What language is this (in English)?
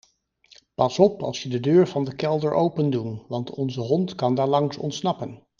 Dutch